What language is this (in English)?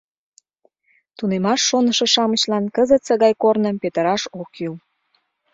Mari